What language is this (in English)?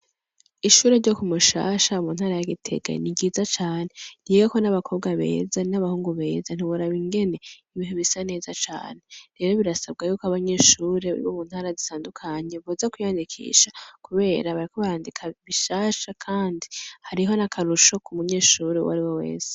Rundi